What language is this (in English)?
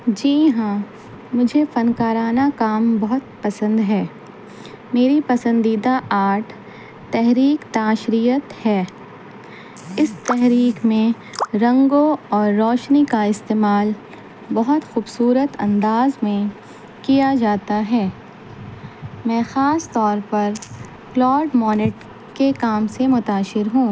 Urdu